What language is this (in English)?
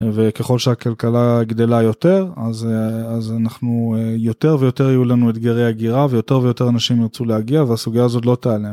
Hebrew